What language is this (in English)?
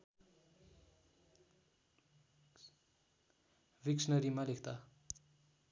Nepali